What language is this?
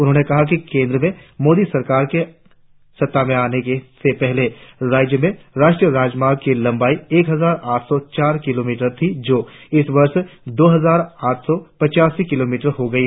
Hindi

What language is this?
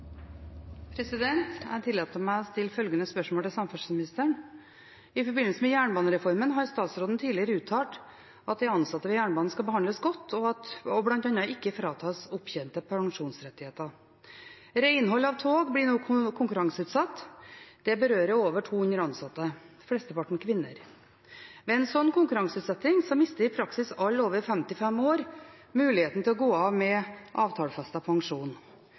Norwegian Bokmål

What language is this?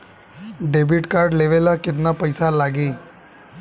Bhojpuri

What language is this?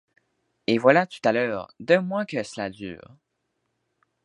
French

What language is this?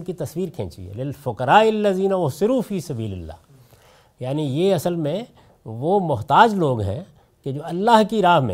Urdu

